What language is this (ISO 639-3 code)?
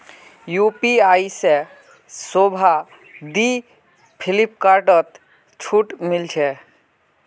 mag